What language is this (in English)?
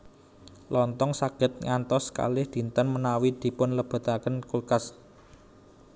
Javanese